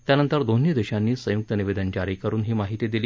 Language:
Marathi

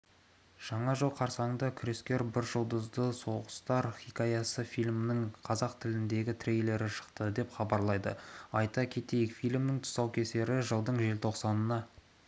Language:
Kazakh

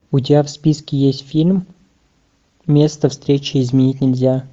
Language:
Russian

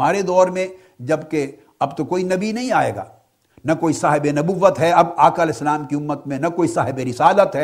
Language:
Urdu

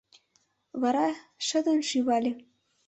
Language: Mari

